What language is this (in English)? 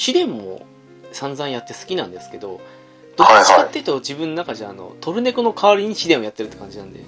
Japanese